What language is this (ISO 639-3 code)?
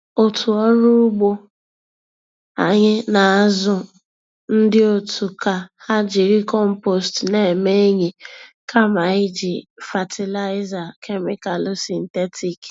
ibo